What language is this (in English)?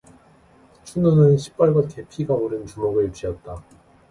Korean